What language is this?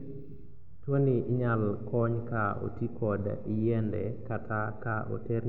Luo (Kenya and Tanzania)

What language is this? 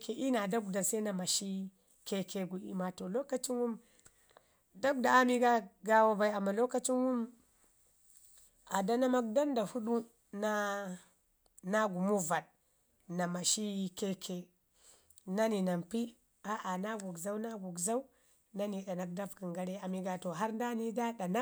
Ngizim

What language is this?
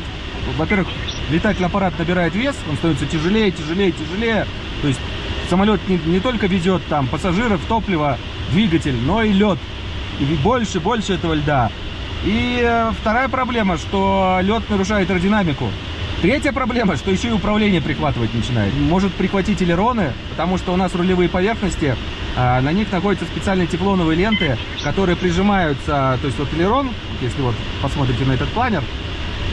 Russian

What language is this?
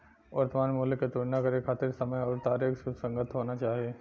Bhojpuri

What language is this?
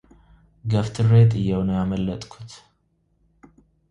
Amharic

